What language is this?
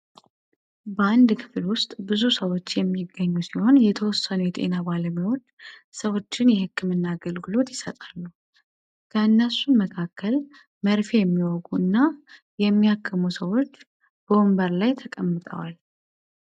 Amharic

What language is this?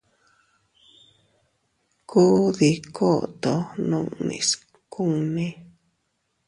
Teutila Cuicatec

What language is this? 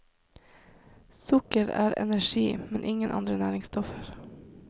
Norwegian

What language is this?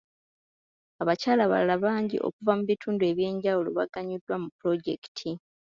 Ganda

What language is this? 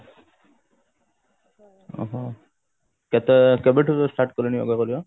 Odia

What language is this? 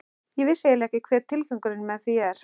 Icelandic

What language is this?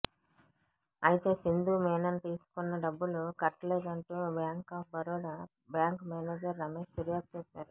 Telugu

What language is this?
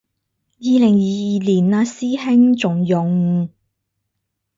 Cantonese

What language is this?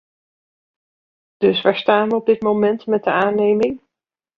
Dutch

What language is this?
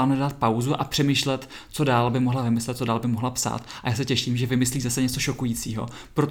Czech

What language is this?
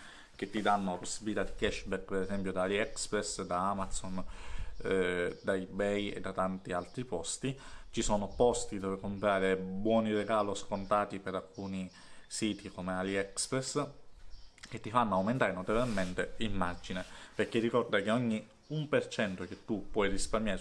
Italian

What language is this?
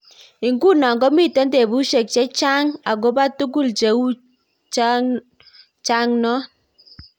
Kalenjin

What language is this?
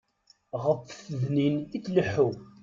Kabyle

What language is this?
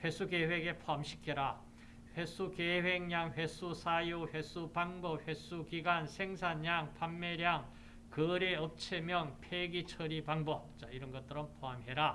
Korean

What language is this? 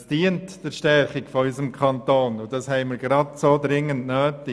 Swiss German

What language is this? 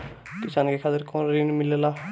Bhojpuri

